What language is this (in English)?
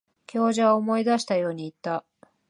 Japanese